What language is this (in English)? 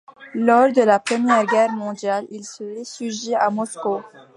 French